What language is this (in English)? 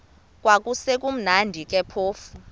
Xhosa